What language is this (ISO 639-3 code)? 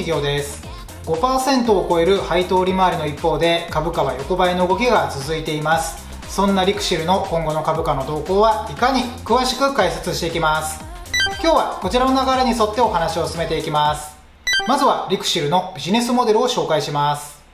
jpn